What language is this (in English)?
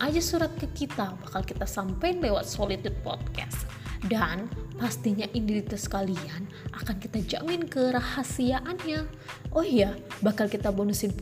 Indonesian